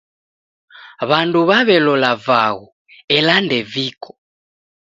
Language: Taita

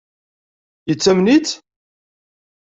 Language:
Kabyle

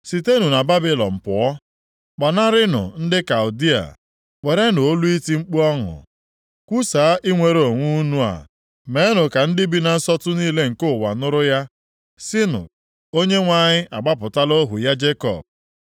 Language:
Igbo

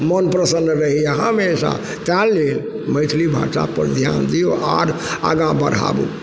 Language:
Maithili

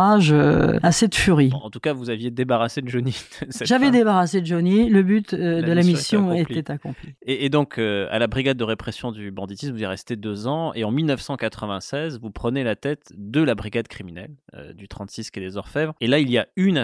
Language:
French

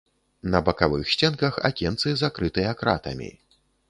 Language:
Belarusian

